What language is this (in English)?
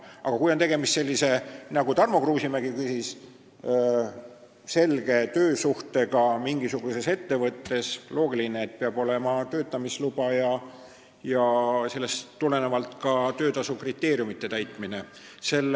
Estonian